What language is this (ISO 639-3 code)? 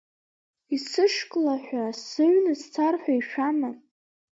abk